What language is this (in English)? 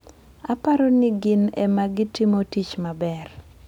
Luo (Kenya and Tanzania)